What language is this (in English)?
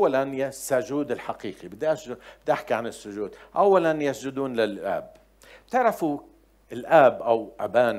Arabic